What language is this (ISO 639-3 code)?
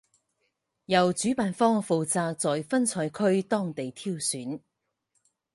zho